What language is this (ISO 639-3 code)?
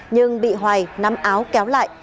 vie